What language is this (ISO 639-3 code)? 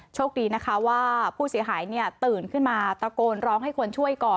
tha